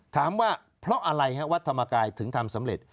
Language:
Thai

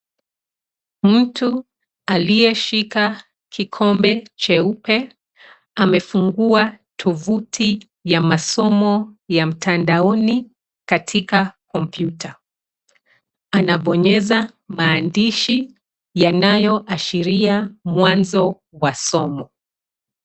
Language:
Swahili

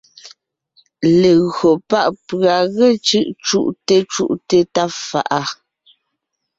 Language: Ngiemboon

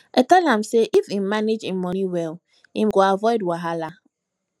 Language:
Nigerian Pidgin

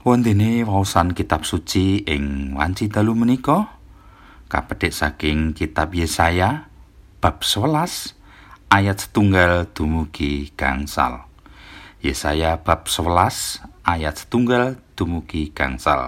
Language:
Indonesian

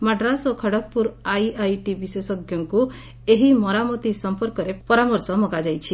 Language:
Odia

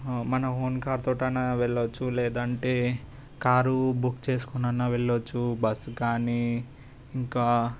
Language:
Telugu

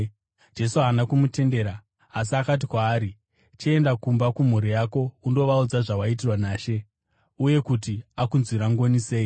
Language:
Shona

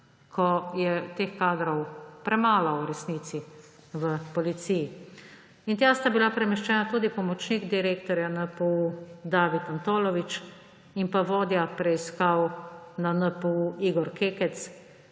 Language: Slovenian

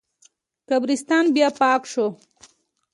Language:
Pashto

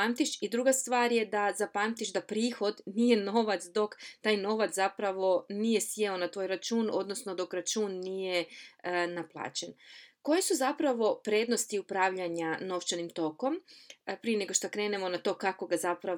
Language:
Croatian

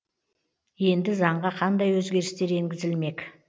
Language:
Kazakh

